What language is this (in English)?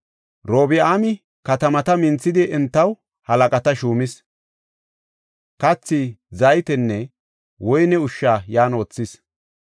Gofa